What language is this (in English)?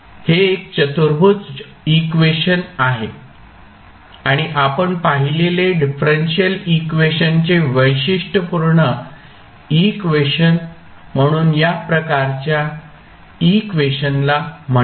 Marathi